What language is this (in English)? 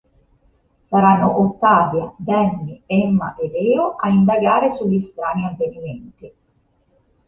Italian